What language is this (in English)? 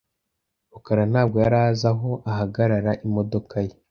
Kinyarwanda